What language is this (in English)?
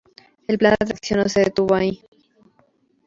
Spanish